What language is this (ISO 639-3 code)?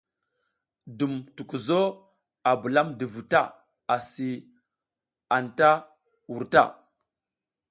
giz